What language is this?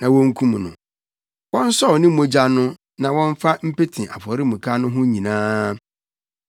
Akan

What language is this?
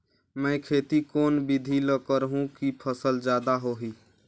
Chhattisgarhi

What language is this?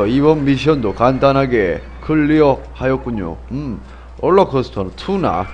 Korean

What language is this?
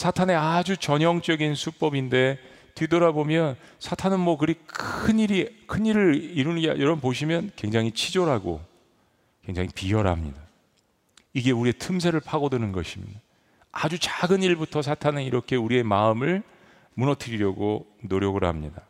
Korean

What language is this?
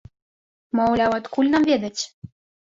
Belarusian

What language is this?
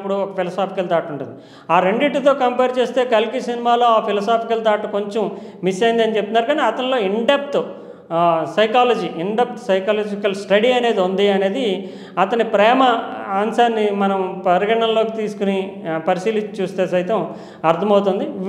Telugu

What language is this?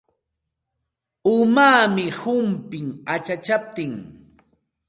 Santa Ana de Tusi Pasco Quechua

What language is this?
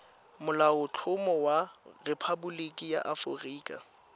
Tswana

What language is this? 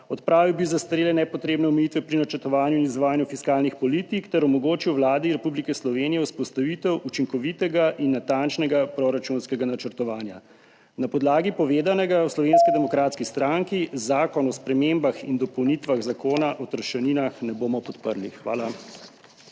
Slovenian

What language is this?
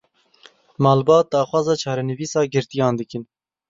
Kurdish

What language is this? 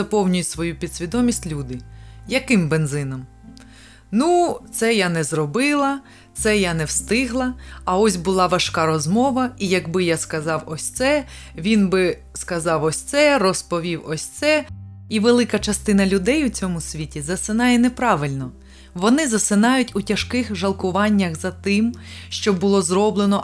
Ukrainian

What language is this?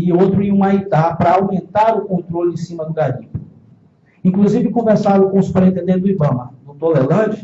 Portuguese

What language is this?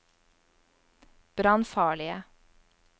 Norwegian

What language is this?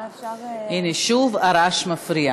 Hebrew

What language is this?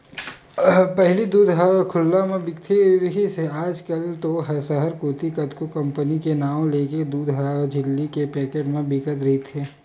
Chhattisgarhi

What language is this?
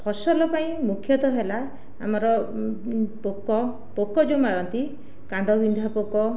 Odia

